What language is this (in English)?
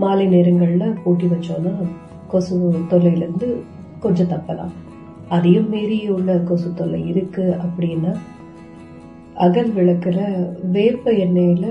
Tamil